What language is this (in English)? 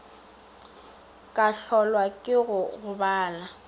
Northern Sotho